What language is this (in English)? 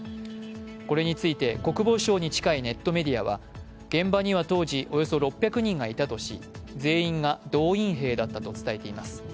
Japanese